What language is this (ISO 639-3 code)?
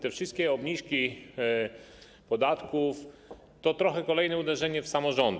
pol